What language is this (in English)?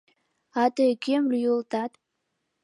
Mari